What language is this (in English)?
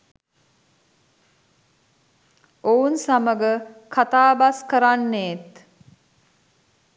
Sinhala